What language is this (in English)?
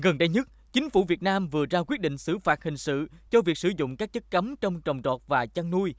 Vietnamese